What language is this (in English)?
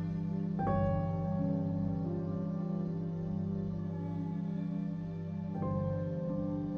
Hebrew